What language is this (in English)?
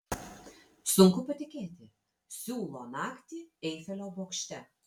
Lithuanian